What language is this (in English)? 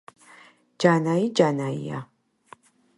Georgian